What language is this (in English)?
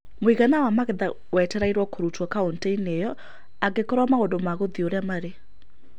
Kikuyu